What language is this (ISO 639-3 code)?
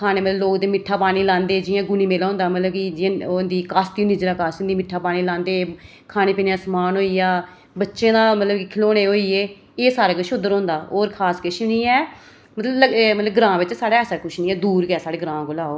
doi